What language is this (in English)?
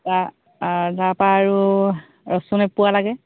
Assamese